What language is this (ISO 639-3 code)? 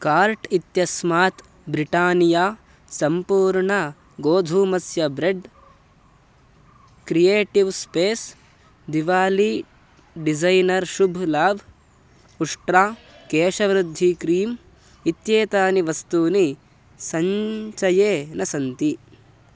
san